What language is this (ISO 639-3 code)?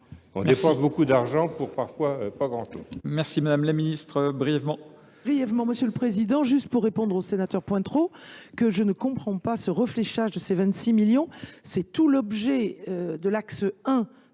fra